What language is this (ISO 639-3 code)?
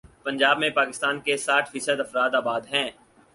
urd